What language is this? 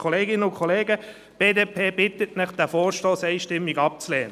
Swiss German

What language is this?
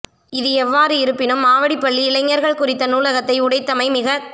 Tamil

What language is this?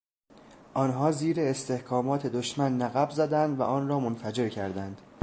Persian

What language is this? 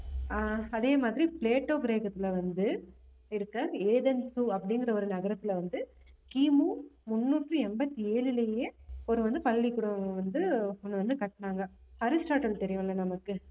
Tamil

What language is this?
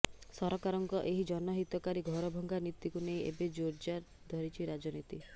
Odia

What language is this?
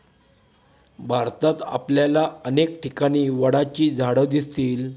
Marathi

